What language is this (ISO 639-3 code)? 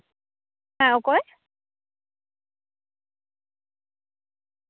sat